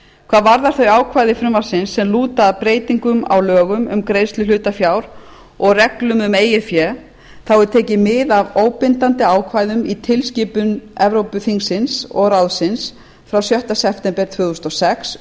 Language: Icelandic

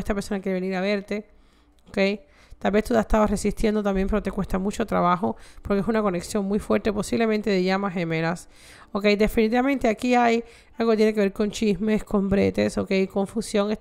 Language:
Spanish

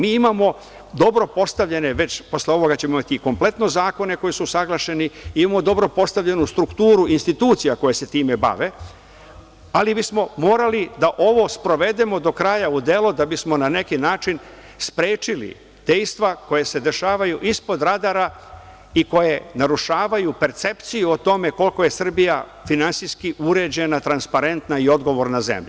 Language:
Serbian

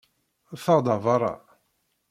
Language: Kabyle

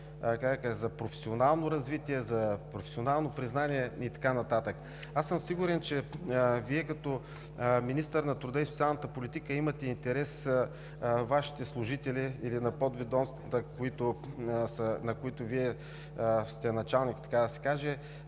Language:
Bulgarian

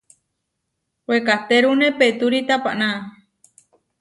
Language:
Huarijio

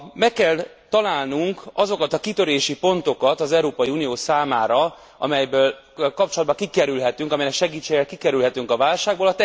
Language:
Hungarian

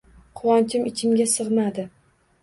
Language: Uzbek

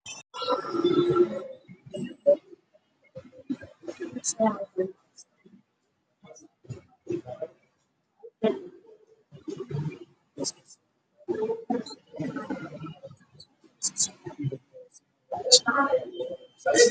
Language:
Somali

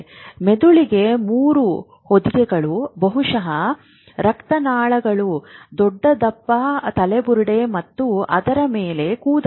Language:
Kannada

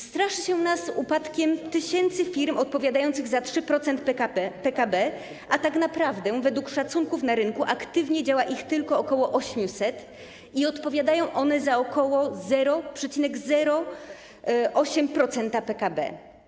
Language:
Polish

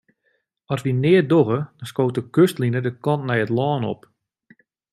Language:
Western Frisian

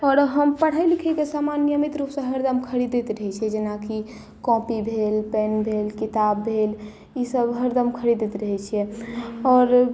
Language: Maithili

